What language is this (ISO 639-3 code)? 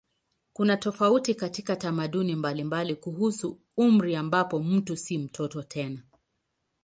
swa